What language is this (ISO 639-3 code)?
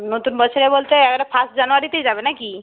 ben